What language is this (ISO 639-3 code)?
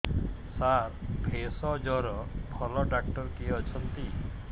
ori